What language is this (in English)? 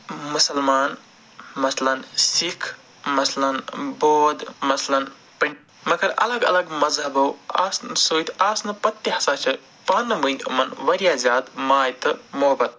Kashmiri